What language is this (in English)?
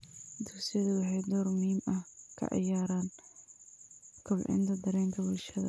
Somali